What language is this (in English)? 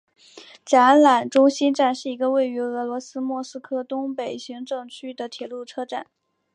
Chinese